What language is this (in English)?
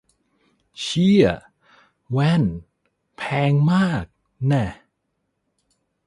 Thai